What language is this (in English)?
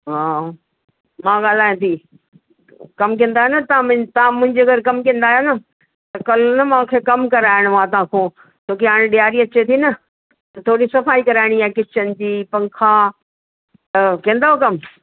Sindhi